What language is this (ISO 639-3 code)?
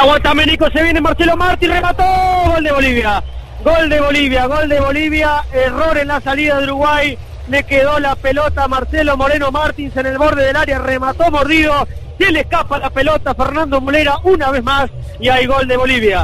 spa